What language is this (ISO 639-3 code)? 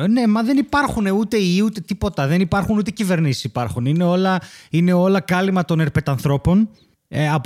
ell